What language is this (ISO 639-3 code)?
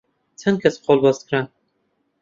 ckb